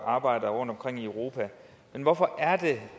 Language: Danish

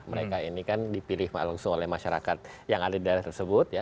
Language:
Indonesian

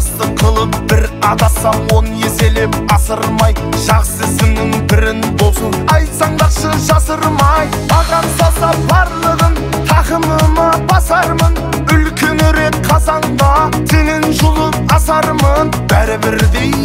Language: Turkish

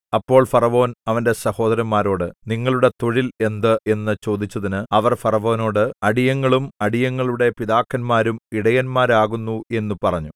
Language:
Malayalam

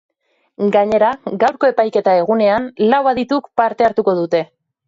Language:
Basque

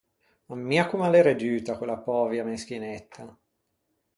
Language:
Ligurian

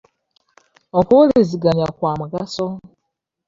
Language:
Ganda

